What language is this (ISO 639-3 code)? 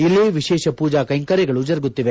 kan